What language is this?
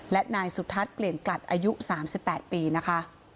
Thai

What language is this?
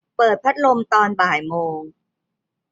Thai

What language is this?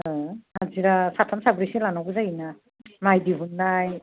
Bodo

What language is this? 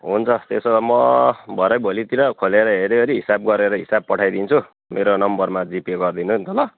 Nepali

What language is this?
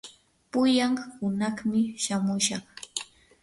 Yanahuanca Pasco Quechua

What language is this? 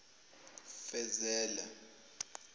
Zulu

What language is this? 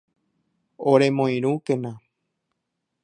Guarani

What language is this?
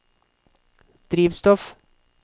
Norwegian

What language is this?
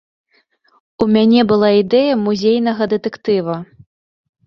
Belarusian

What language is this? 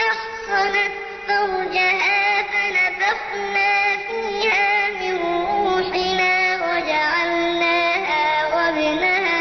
Arabic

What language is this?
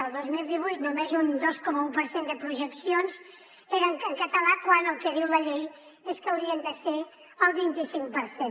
Catalan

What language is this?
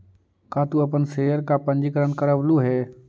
Magahi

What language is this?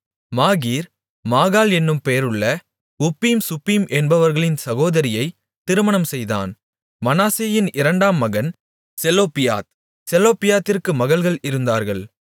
Tamil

